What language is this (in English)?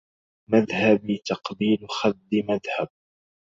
Arabic